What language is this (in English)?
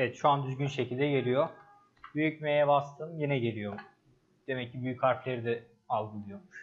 Turkish